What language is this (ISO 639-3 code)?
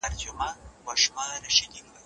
pus